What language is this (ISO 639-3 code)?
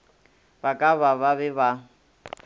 nso